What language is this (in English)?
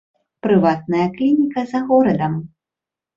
Belarusian